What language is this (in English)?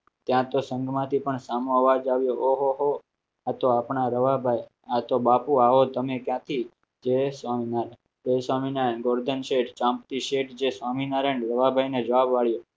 Gujarati